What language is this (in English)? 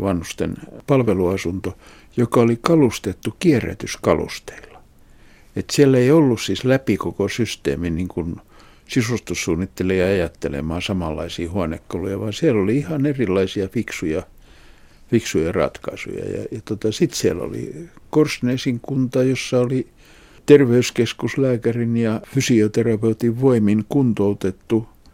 Finnish